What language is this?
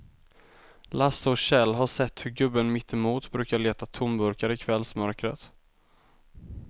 Swedish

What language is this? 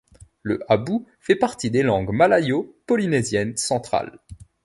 French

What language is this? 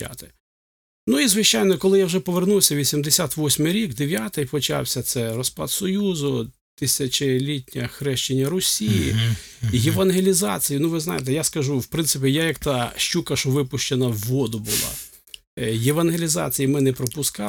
Ukrainian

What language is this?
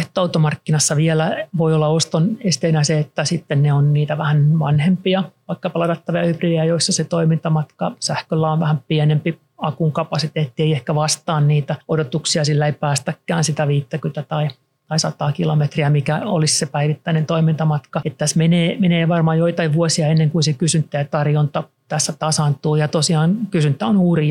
Finnish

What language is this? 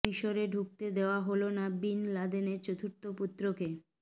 Bangla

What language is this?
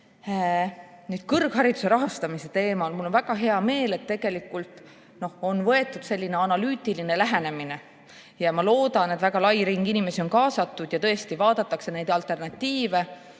Estonian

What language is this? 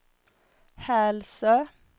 Swedish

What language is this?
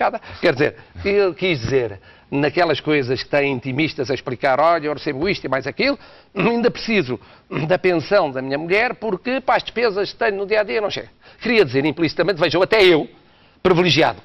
Portuguese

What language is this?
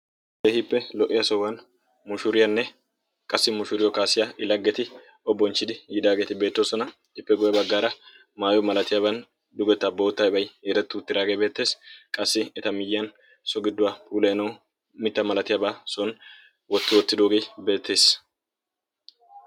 Wolaytta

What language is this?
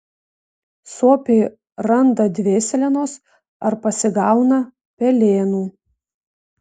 Lithuanian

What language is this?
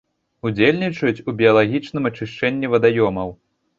Belarusian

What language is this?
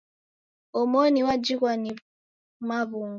Taita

